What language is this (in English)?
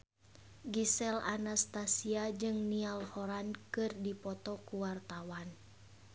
Sundanese